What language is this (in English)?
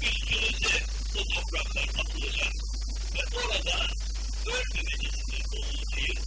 Turkish